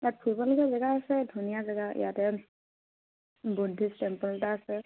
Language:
Assamese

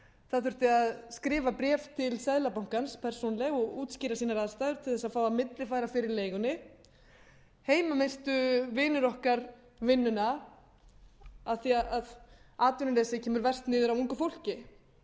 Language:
Icelandic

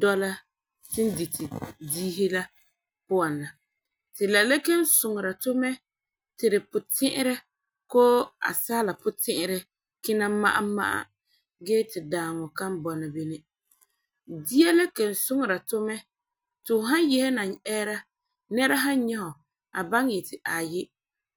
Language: Frafra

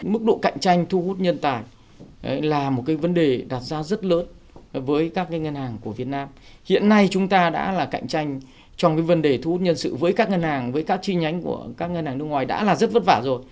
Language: Vietnamese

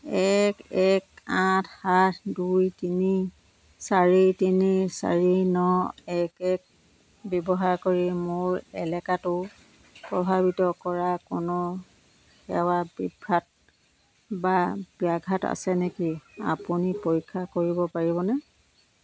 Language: Assamese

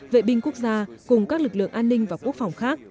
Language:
Vietnamese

